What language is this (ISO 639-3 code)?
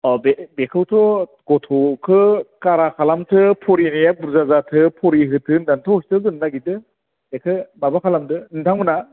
brx